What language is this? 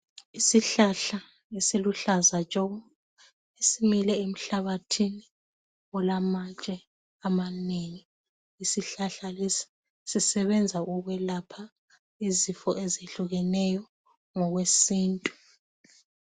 North Ndebele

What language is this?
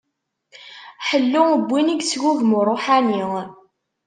Kabyle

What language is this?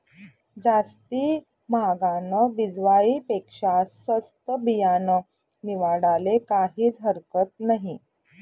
Marathi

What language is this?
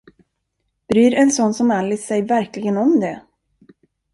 Swedish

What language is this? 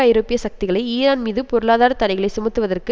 Tamil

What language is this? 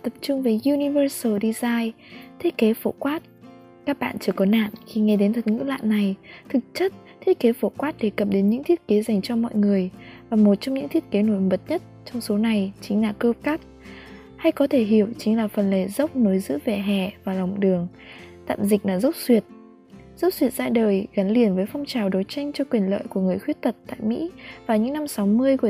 Vietnamese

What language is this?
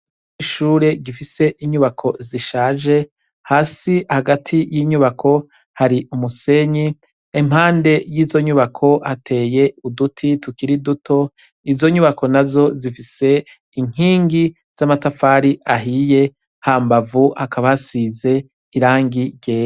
Rundi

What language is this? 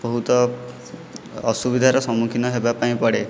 Odia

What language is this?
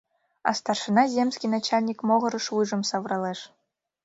Mari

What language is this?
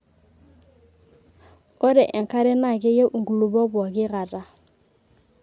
Masai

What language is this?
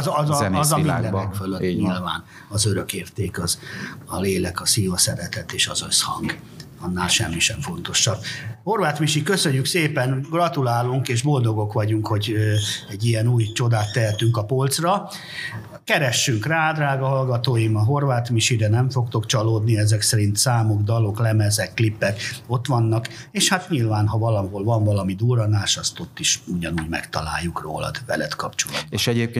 Hungarian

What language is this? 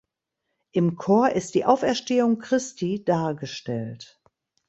German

